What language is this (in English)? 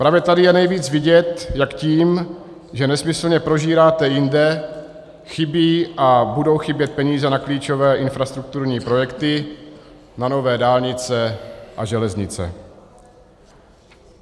Czech